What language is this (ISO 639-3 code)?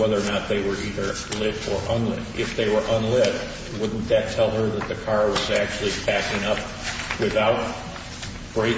eng